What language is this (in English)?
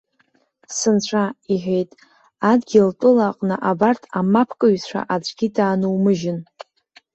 Abkhazian